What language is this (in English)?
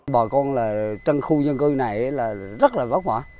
Vietnamese